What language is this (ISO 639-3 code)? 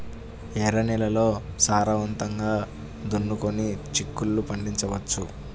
tel